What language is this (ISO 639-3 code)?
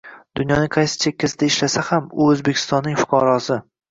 uzb